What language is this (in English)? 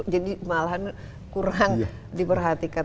Indonesian